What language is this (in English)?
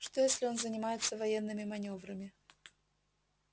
Russian